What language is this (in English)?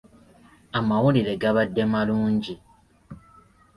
Ganda